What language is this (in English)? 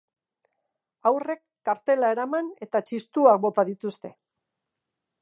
Basque